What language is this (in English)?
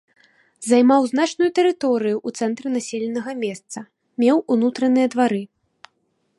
Belarusian